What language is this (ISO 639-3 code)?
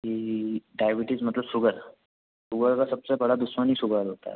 hin